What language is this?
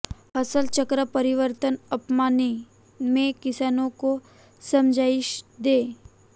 Hindi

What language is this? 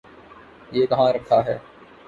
Urdu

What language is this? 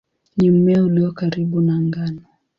Swahili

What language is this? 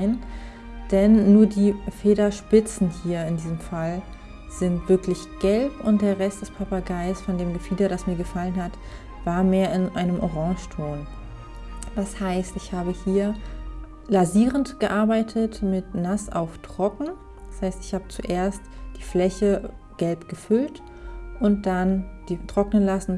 German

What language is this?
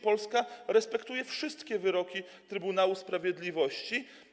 Polish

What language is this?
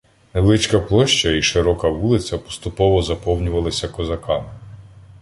Ukrainian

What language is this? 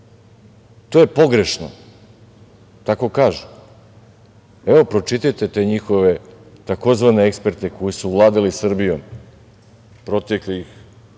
Serbian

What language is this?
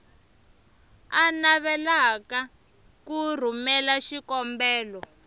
Tsonga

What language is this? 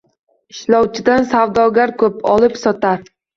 Uzbek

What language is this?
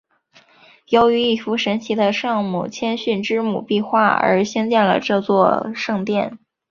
Chinese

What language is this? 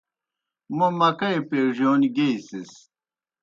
Kohistani Shina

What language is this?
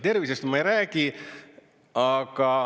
Estonian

